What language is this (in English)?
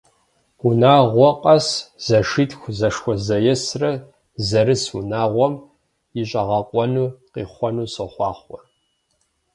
Kabardian